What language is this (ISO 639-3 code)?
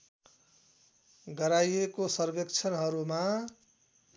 nep